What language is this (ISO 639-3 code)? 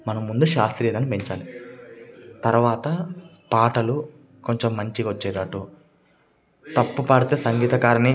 tel